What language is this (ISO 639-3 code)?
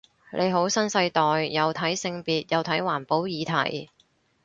yue